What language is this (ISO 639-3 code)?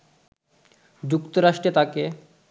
ben